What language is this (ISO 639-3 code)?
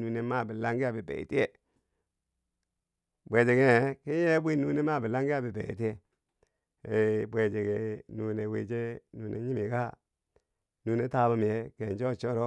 bsj